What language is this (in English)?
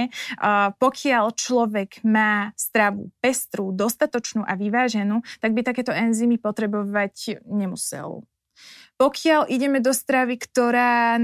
Slovak